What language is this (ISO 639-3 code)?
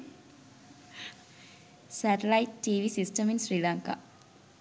sin